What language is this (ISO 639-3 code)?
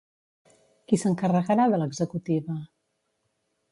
cat